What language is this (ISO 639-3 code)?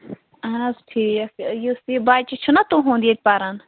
kas